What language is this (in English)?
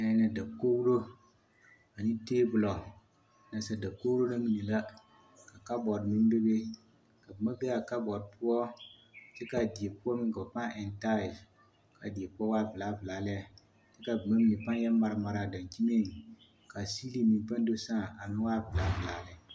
Southern Dagaare